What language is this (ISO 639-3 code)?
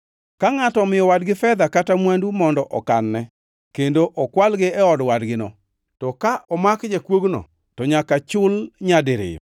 luo